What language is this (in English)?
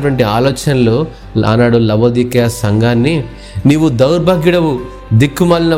Telugu